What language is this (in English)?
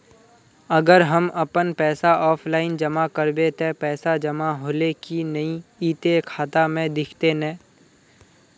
Magahi